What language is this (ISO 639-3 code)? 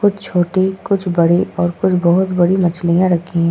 hin